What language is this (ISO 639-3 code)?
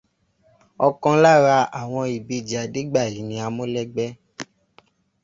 yor